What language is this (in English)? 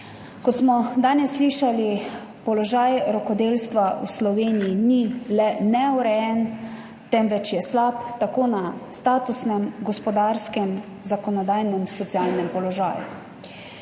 Slovenian